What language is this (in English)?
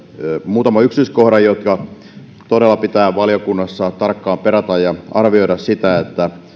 Finnish